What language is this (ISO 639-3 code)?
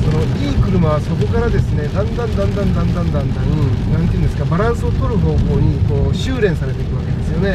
jpn